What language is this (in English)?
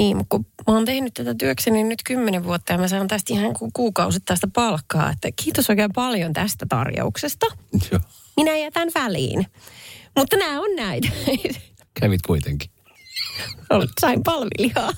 Finnish